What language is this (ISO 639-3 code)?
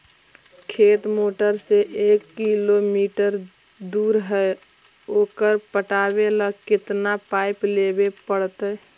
mag